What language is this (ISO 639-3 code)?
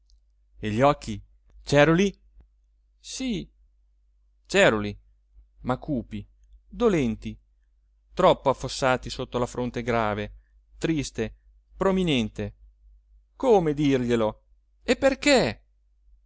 ita